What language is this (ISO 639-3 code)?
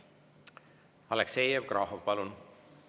est